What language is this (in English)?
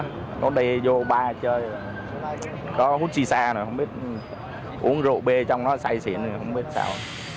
Vietnamese